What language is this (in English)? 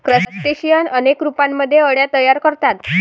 Marathi